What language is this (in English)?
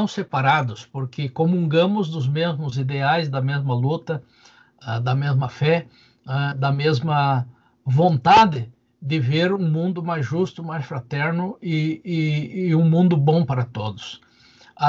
Portuguese